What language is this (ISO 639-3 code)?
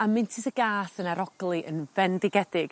cym